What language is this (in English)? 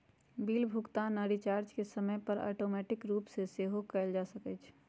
Magahi